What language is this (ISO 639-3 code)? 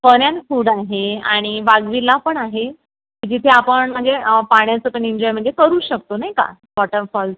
mar